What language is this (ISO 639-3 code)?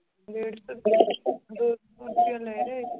pan